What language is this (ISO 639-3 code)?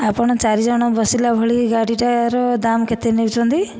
ori